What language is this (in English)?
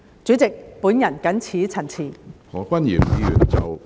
Cantonese